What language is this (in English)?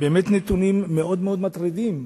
Hebrew